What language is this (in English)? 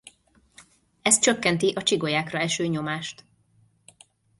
Hungarian